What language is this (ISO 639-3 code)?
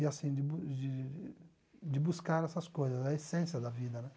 por